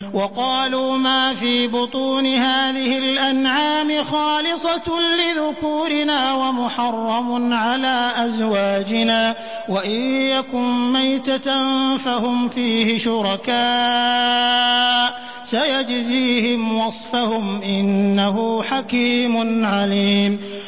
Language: Arabic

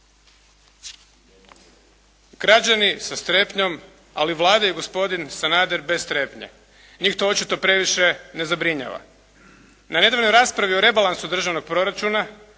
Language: Croatian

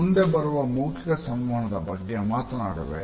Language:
Kannada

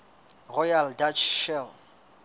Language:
Southern Sotho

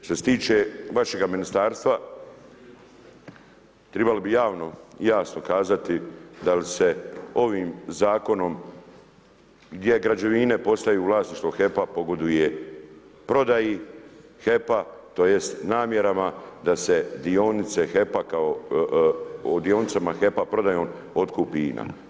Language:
Croatian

